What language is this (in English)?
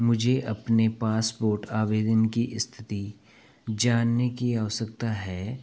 Hindi